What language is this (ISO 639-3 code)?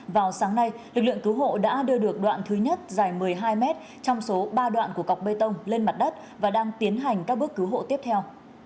vie